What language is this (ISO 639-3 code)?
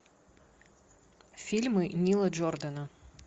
rus